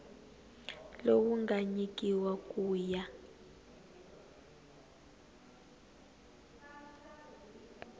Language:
Tsonga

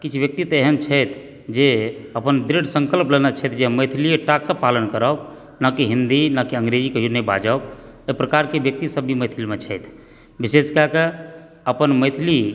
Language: Maithili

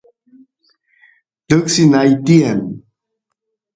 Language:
Santiago del Estero Quichua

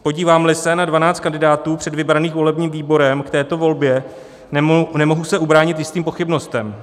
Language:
Czech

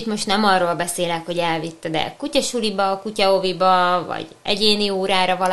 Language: Hungarian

